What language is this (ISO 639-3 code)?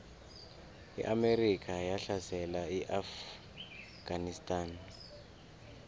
nbl